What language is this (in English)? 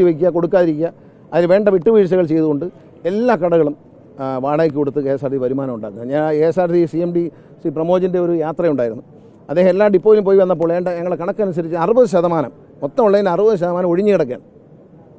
Malayalam